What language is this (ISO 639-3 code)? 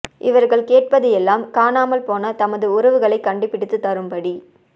tam